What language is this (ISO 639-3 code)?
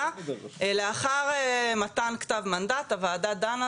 heb